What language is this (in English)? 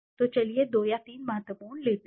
Hindi